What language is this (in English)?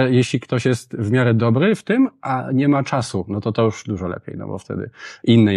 Polish